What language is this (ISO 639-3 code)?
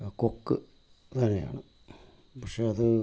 mal